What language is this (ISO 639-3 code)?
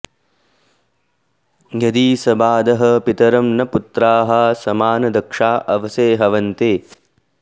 san